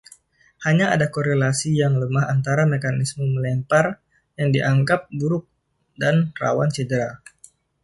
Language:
Indonesian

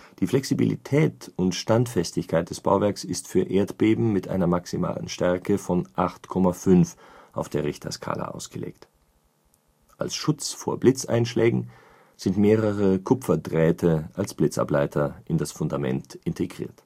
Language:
German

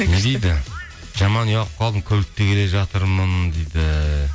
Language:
Kazakh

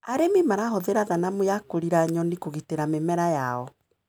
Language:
Kikuyu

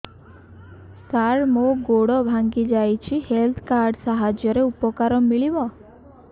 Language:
Odia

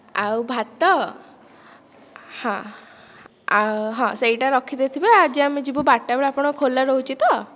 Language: Odia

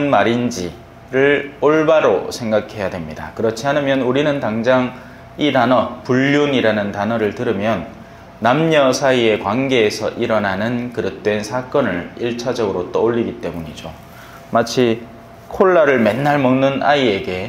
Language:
Korean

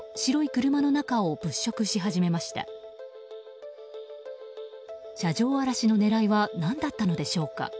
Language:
Japanese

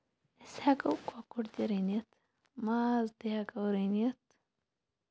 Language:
Kashmiri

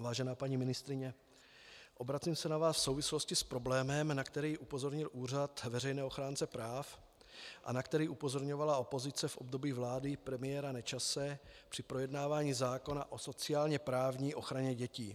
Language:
Czech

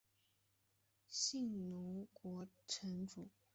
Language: Chinese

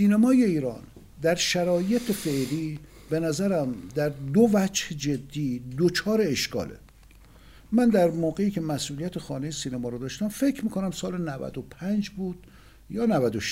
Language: Persian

